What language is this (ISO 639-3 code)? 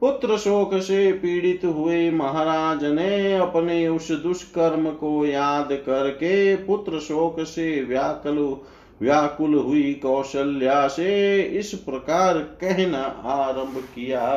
hin